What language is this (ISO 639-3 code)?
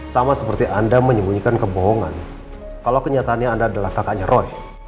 ind